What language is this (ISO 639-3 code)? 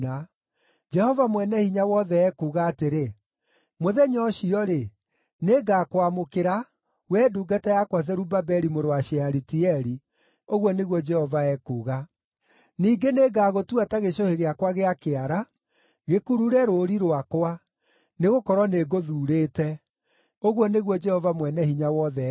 kik